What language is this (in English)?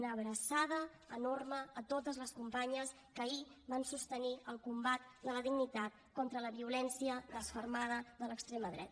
Catalan